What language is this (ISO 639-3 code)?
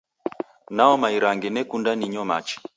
dav